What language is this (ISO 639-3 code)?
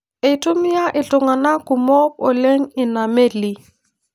mas